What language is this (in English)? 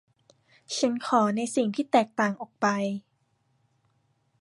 Thai